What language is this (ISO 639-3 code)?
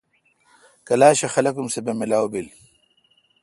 xka